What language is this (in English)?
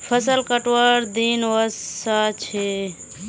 Magahi